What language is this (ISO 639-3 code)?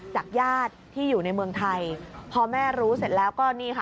tha